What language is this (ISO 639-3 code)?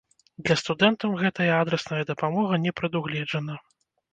bel